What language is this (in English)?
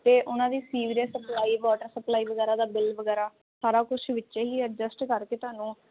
Punjabi